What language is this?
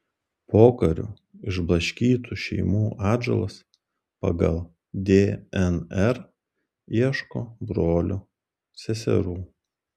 Lithuanian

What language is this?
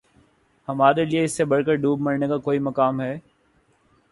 Urdu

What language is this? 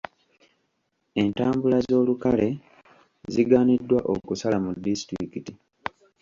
Ganda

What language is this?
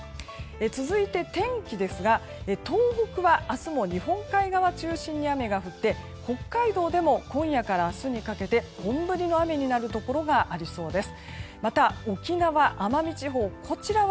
Japanese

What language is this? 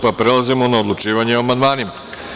Serbian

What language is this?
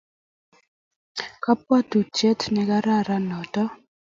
Kalenjin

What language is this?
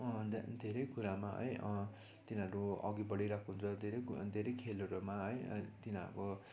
Nepali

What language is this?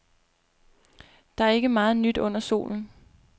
Danish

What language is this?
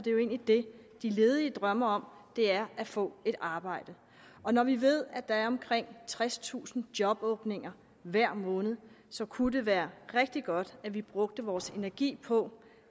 Danish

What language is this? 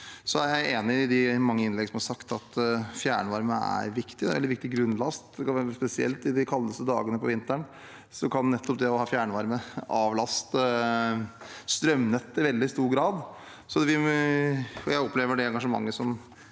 Norwegian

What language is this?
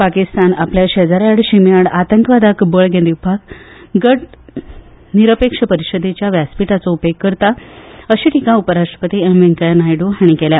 Konkani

